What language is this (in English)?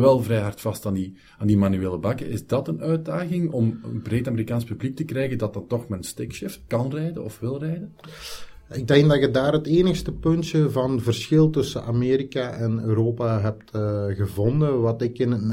Dutch